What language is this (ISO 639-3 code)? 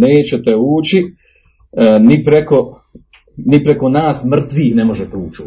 hrv